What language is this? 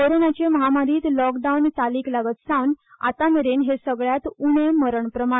Konkani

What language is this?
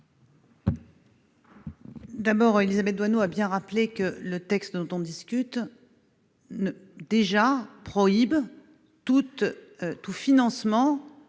French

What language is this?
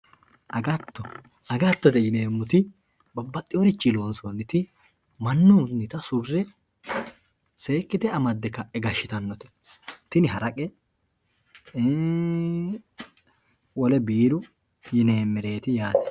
Sidamo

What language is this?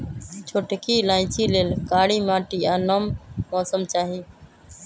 Magahi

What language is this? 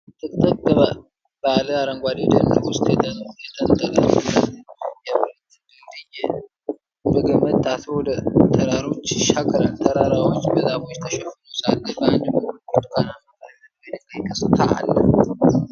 Amharic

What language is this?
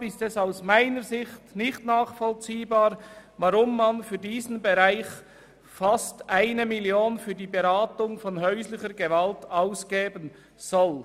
Swiss German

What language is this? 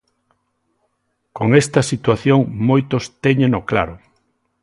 Galician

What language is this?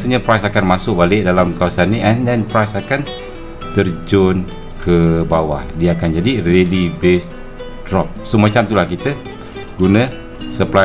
Malay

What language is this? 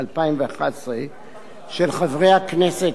Hebrew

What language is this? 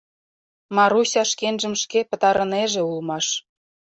Mari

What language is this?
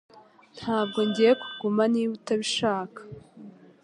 Kinyarwanda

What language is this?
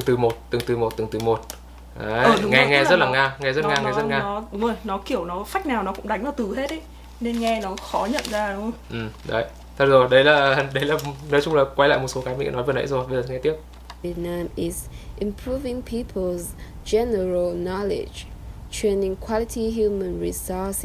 Vietnamese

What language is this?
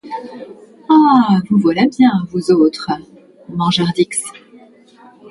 French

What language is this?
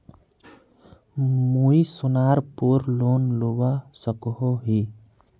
Magahi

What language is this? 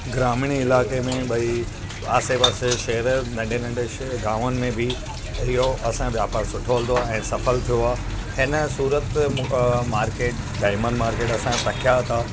Sindhi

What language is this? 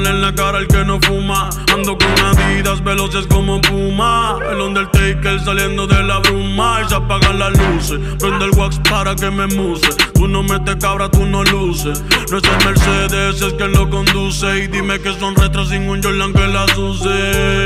Romanian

